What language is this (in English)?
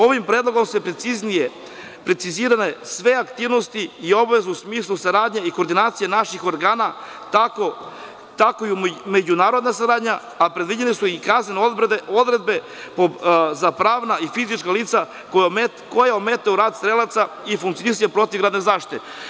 Serbian